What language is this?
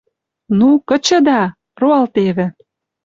Western Mari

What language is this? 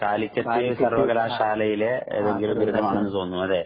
Malayalam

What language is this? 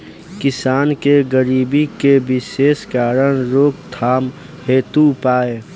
Bhojpuri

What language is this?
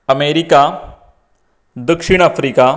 Konkani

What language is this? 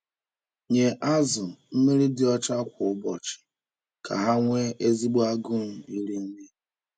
Igbo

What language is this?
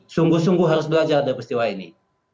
Indonesian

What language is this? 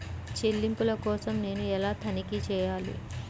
Telugu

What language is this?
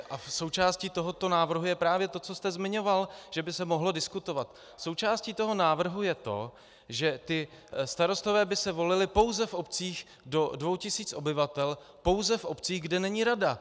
Czech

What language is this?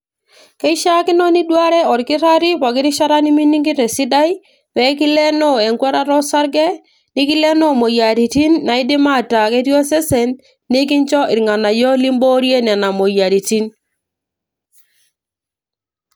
Masai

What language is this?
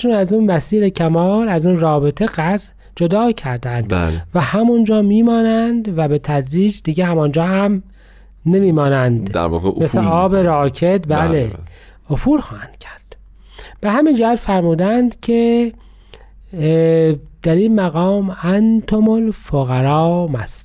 Persian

